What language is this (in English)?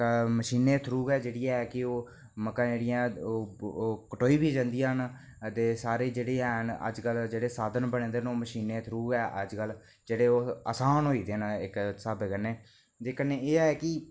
Dogri